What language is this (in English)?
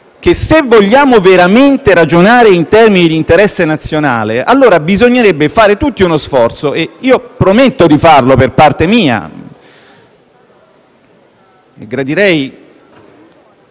Italian